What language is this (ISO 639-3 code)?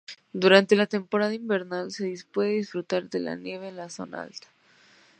spa